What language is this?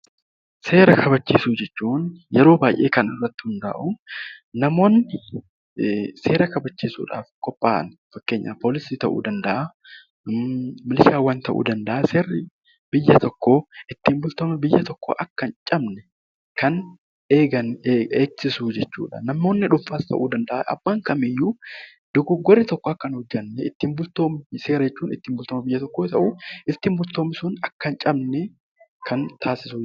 Oromo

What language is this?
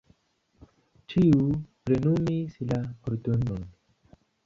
Esperanto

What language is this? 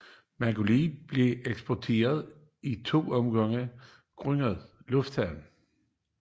Danish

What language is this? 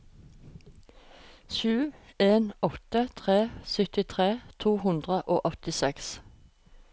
Norwegian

